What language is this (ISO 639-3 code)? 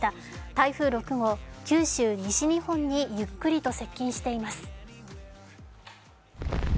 jpn